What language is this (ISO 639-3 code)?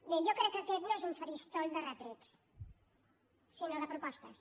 cat